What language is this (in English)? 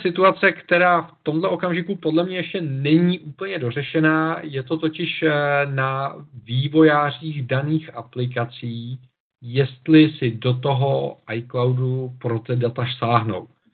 Czech